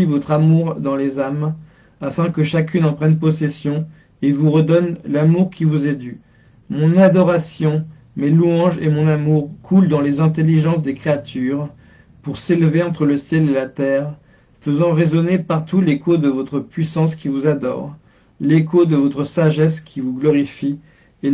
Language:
French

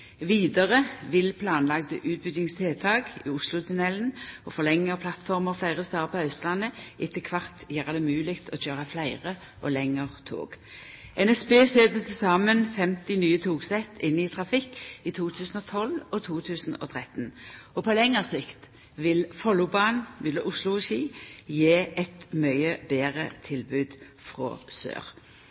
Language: Norwegian Nynorsk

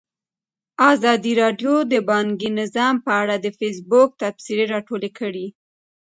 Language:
Pashto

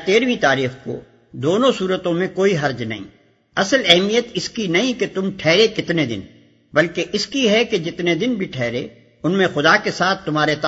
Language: Urdu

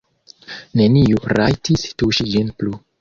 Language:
Esperanto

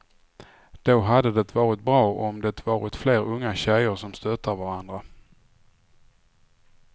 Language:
Swedish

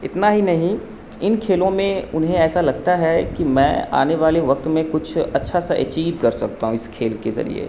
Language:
Urdu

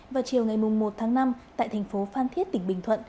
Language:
Vietnamese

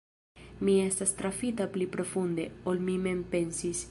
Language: Esperanto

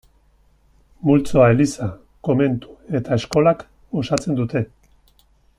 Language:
Basque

